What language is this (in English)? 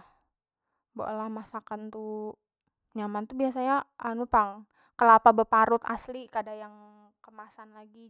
Banjar